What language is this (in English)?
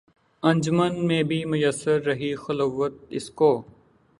Urdu